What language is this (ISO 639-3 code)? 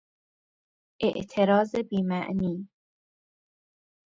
fas